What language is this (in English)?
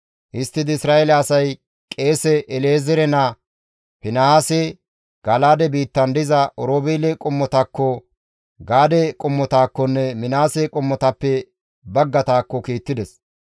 Gamo